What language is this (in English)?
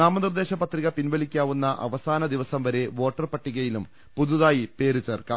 Malayalam